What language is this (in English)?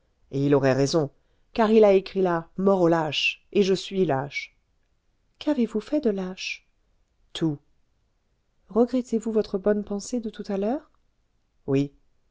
French